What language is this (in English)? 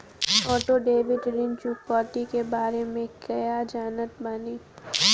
Bhojpuri